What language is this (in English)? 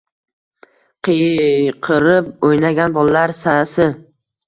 Uzbek